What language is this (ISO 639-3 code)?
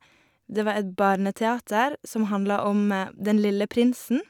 nor